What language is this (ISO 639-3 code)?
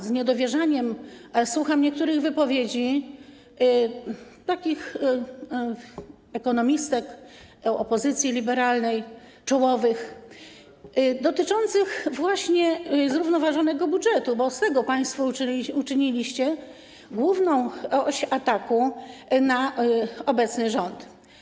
pol